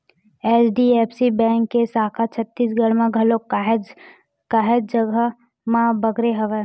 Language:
Chhattisgarhi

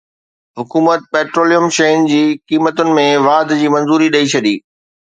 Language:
Sindhi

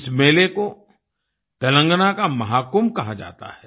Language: Hindi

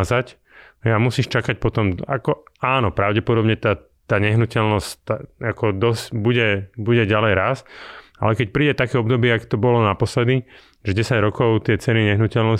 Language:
Slovak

